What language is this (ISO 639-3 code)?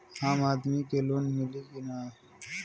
bho